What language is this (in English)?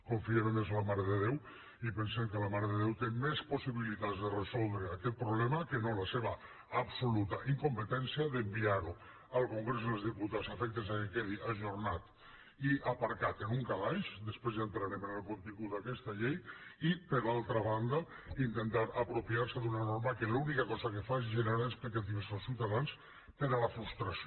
Catalan